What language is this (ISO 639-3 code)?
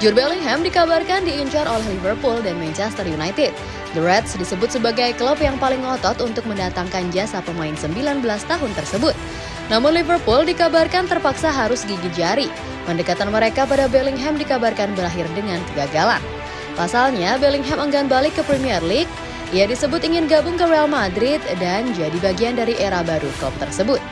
ind